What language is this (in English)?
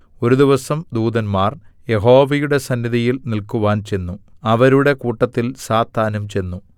Malayalam